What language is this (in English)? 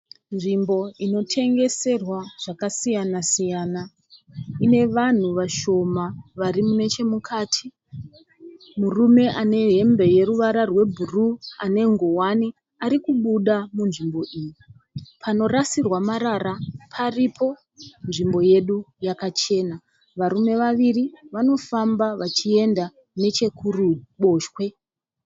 Shona